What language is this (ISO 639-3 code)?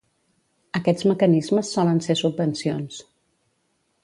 cat